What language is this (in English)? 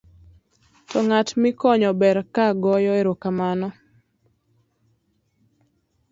Luo (Kenya and Tanzania)